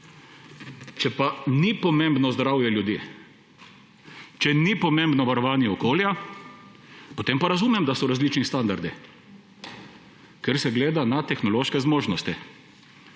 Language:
Slovenian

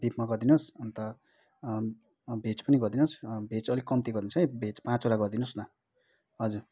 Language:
Nepali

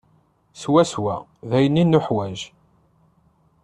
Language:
Kabyle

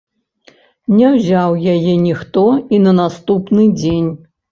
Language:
Belarusian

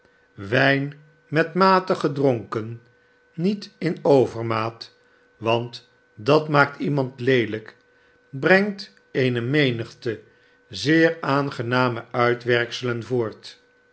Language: Dutch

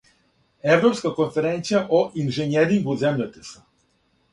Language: Serbian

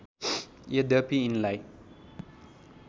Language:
Nepali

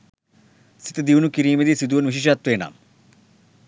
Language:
Sinhala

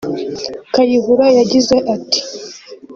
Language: Kinyarwanda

